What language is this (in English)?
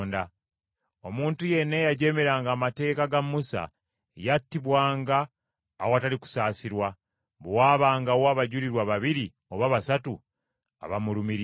Ganda